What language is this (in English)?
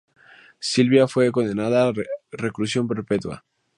Spanish